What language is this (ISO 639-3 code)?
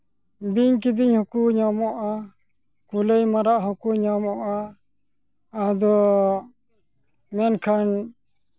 sat